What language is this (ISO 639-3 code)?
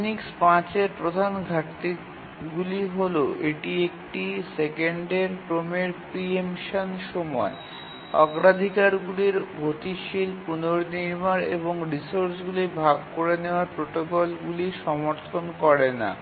ben